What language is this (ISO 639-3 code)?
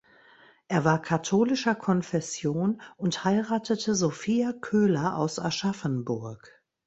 deu